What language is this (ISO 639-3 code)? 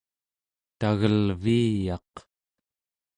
esu